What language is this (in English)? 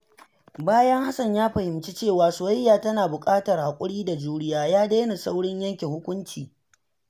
Hausa